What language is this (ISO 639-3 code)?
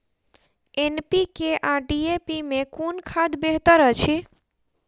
mai